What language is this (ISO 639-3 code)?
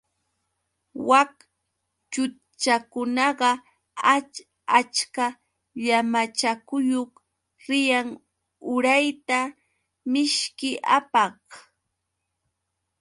qux